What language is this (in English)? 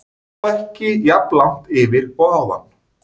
Icelandic